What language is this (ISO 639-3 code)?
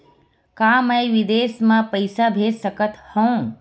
hne